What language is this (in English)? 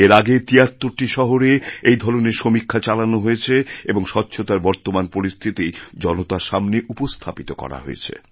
Bangla